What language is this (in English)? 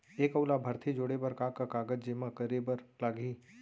Chhattisgarhi